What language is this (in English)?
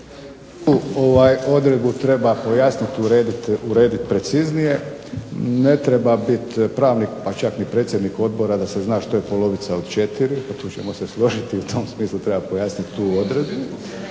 Croatian